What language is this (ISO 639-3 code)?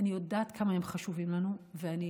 heb